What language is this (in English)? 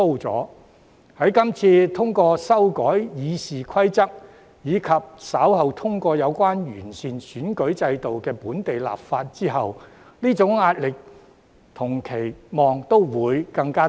Cantonese